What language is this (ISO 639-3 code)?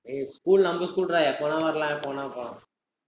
tam